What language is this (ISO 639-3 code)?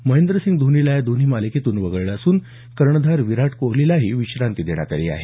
mar